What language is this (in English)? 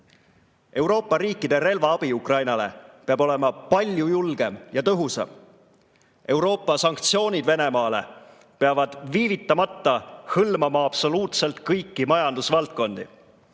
Estonian